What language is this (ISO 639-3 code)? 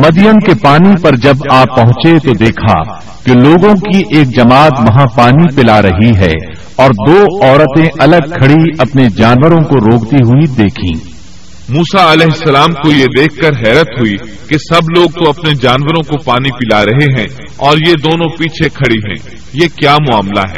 urd